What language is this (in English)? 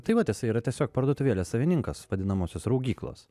Lithuanian